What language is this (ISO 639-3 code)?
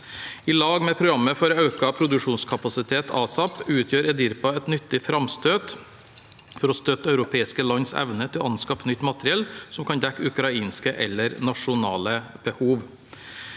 nor